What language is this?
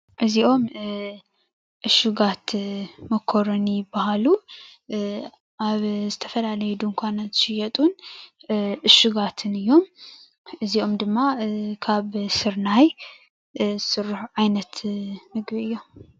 Tigrinya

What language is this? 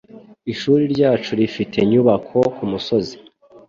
Kinyarwanda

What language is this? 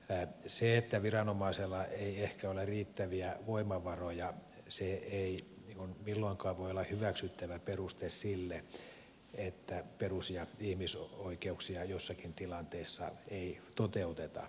Finnish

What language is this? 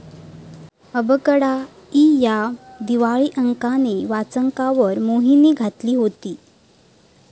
Marathi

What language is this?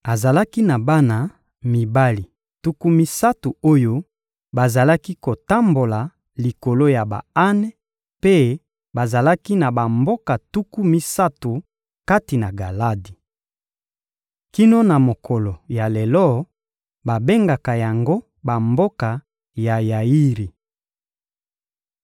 Lingala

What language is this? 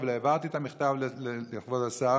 Hebrew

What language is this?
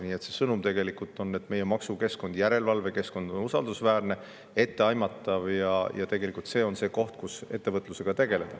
Estonian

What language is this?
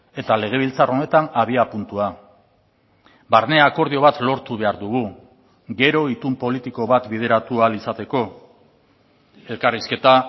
Basque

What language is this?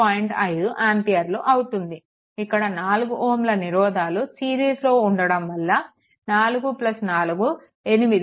Telugu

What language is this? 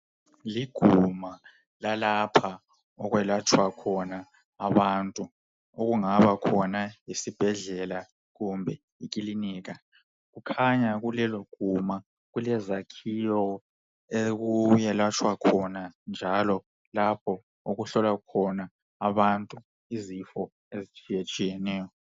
North Ndebele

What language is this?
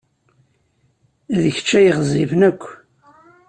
Kabyle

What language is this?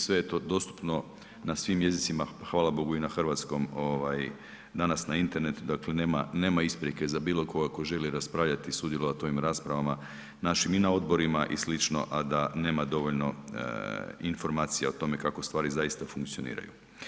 Croatian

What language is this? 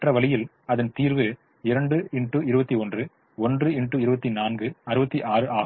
Tamil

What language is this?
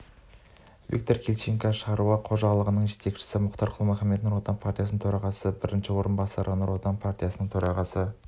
Kazakh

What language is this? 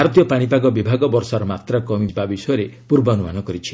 Odia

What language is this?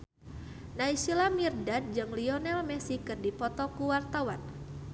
Sundanese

